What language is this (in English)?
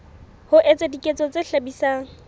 Southern Sotho